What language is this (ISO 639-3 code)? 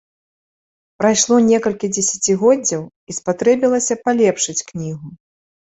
bel